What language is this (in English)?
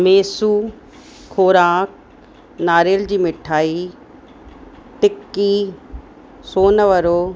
Sindhi